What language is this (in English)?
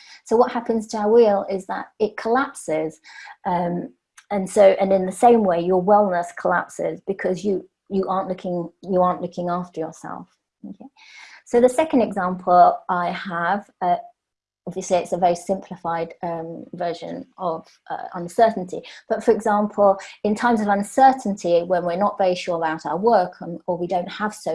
English